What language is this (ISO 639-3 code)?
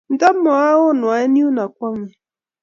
kln